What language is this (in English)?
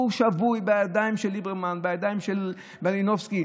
Hebrew